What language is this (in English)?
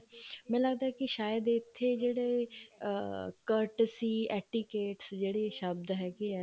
Punjabi